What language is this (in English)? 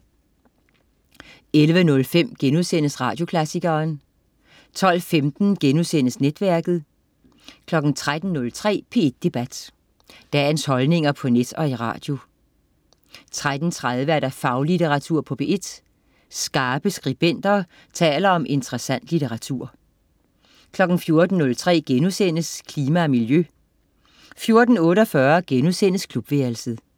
Danish